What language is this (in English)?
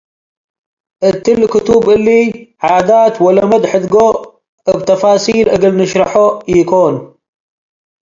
Tigre